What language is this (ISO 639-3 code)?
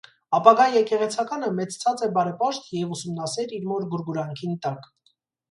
hye